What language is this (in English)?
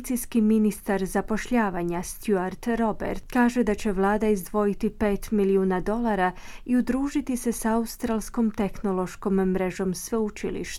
Croatian